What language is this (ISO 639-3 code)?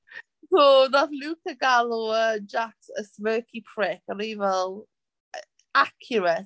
cym